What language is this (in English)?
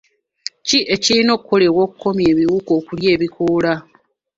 Ganda